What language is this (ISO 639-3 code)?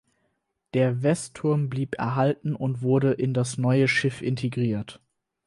deu